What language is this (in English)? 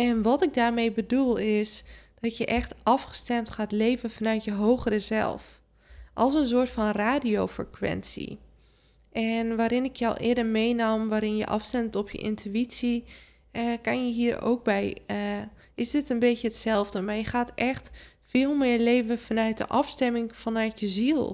Dutch